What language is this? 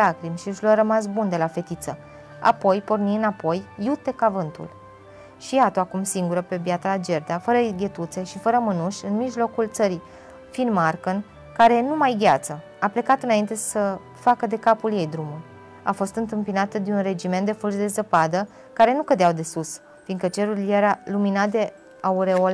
Romanian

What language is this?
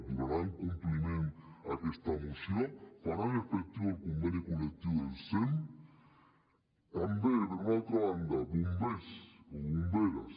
Catalan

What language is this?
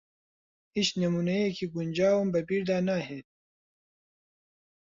Central Kurdish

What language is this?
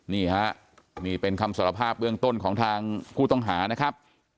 Thai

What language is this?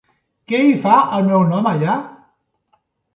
Catalan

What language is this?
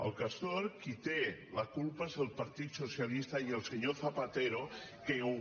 Catalan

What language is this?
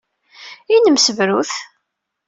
Kabyle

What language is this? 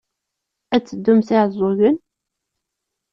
Kabyle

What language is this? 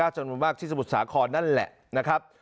Thai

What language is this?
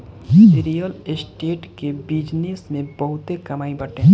Bhojpuri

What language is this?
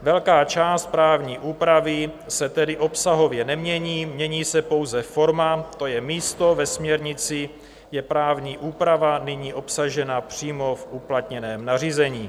Czech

